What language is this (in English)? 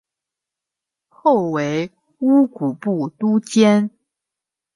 Chinese